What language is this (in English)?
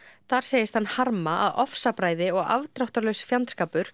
Icelandic